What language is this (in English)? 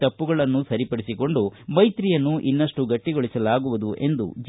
Kannada